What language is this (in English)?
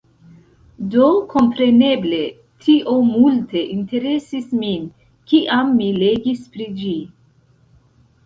Esperanto